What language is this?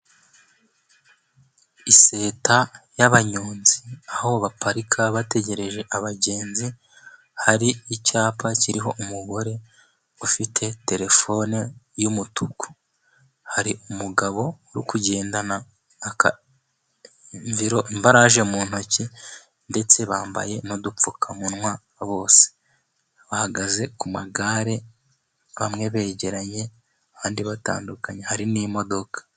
Kinyarwanda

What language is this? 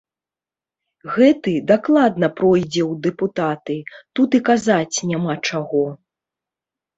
Belarusian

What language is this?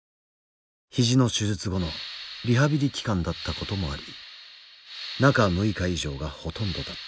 Japanese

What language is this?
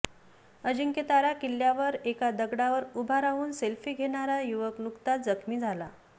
Marathi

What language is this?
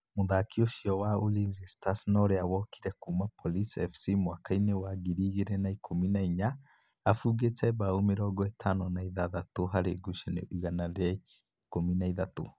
Kikuyu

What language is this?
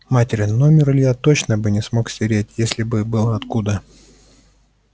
Russian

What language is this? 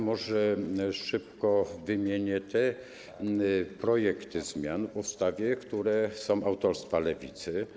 Polish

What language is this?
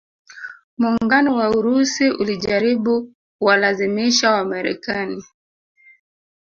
Swahili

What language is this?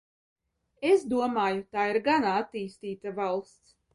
Latvian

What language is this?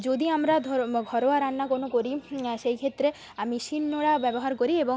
Bangla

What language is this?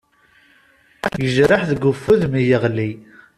Kabyle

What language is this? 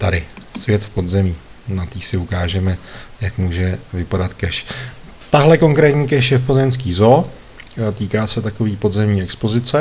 Czech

